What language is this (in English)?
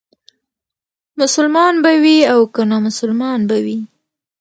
Pashto